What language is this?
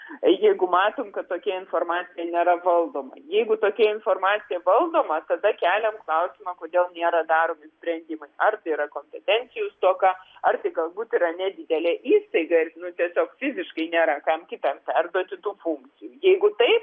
Lithuanian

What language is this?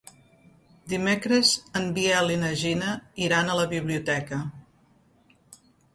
Catalan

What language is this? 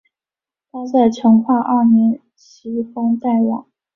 Chinese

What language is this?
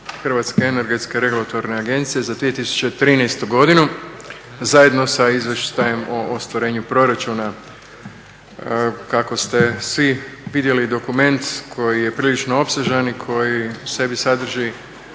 Croatian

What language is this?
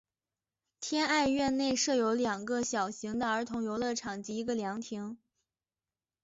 Chinese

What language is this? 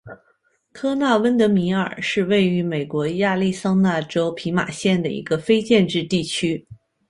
Chinese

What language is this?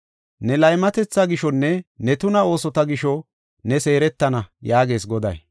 Gofa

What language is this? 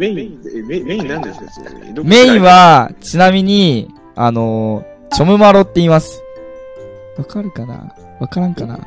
Japanese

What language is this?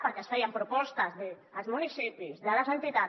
Catalan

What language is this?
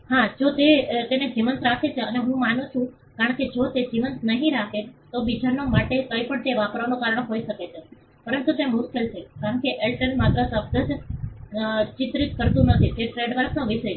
Gujarati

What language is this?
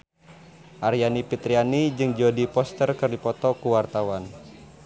Sundanese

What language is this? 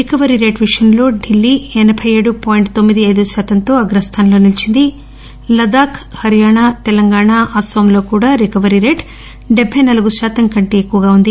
Telugu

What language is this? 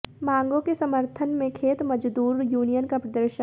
Hindi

